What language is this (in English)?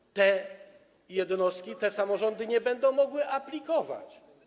Polish